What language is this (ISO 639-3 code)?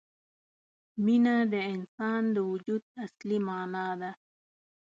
pus